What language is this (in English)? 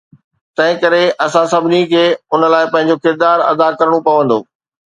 Sindhi